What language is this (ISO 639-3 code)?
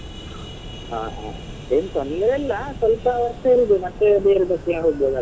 kan